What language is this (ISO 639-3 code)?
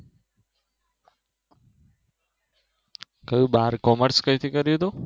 guj